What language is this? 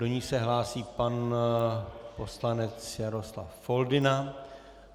Czech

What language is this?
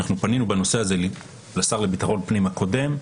Hebrew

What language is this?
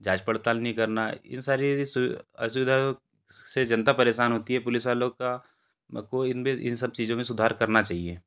Hindi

